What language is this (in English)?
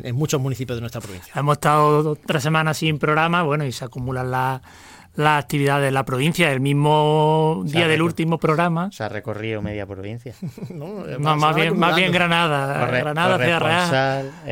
Spanish